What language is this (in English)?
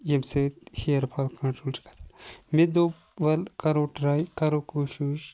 Kashmiri